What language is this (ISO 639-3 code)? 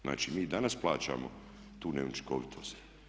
hrv